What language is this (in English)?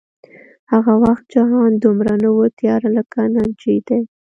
Pashto